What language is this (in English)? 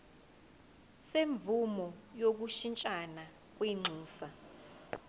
Zulu